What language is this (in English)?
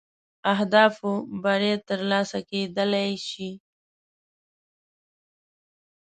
Pashto